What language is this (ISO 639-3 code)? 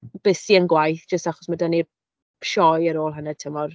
cym